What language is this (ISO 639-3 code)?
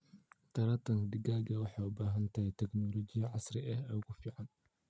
som